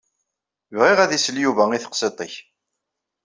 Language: Kabyle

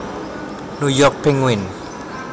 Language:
Javanese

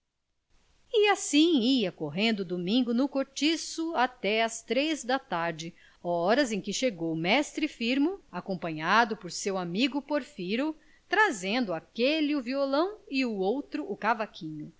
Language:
Portuguese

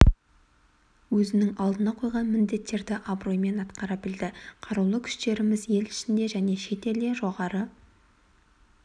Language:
Kazakh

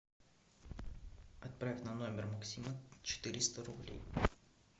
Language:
Russian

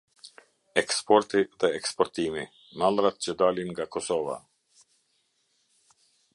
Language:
Albanian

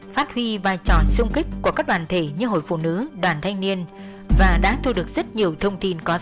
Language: Vietnamese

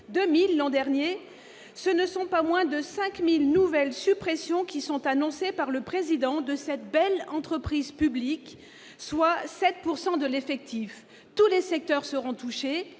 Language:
French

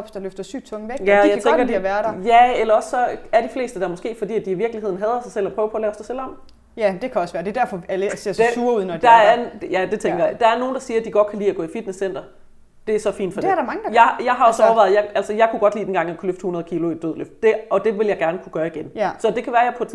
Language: Danish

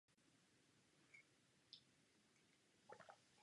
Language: Czech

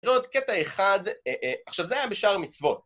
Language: Hebrew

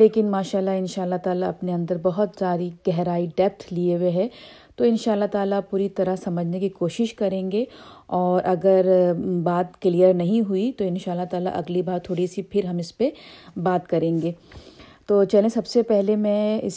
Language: Urdu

